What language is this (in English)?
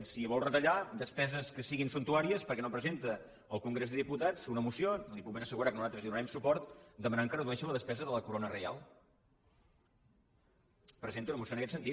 Catalan